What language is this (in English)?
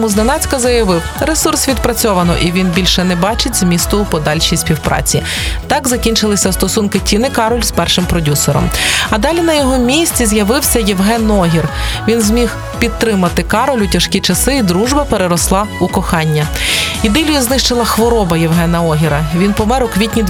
Ukrainian